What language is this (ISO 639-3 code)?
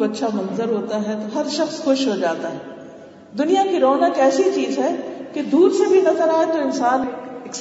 urd